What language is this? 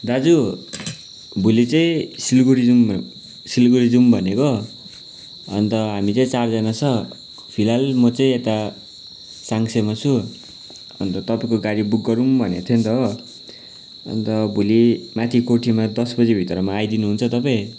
Nepali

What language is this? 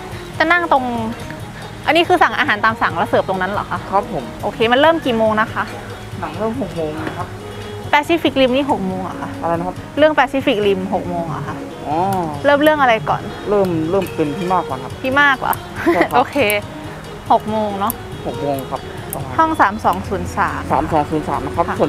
Thai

